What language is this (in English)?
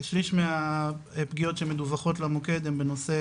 Hebrew